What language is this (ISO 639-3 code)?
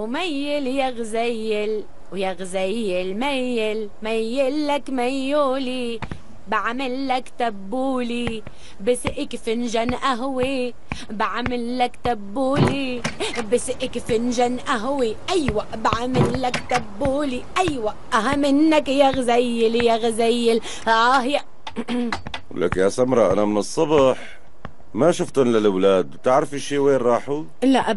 ara